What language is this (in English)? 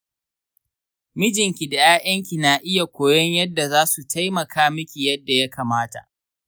Hausa